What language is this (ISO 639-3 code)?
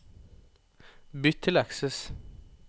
nor